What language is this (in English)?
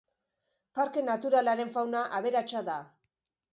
Basque